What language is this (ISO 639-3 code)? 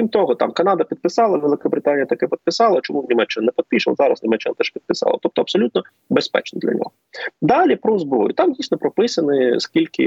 ukr